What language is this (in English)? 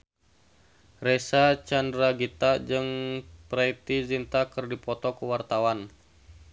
Sundanese